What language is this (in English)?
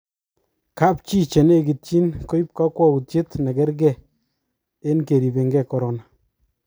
Kalenjin